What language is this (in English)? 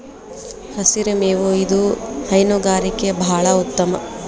Kannada